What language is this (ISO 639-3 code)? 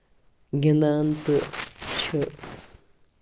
kas